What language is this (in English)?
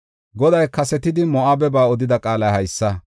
Gofa